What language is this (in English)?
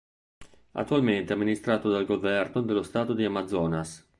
Italian